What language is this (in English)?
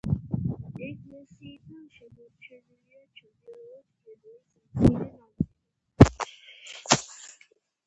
Georgian